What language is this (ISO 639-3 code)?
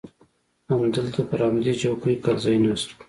pus